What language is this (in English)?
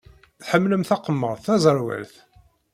Kabyle